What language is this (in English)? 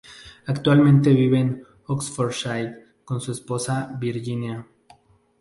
Spanish